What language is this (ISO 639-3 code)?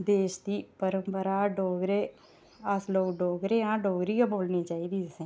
doi